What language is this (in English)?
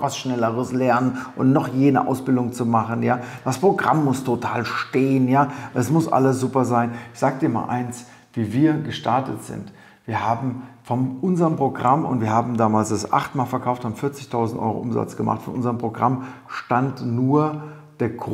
German